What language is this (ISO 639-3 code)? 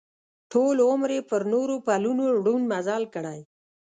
pus